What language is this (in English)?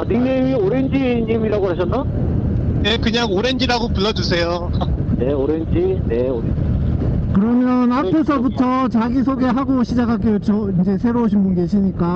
Korean